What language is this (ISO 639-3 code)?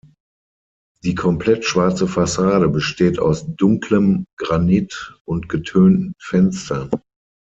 deu